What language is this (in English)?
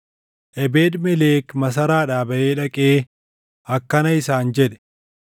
Oromo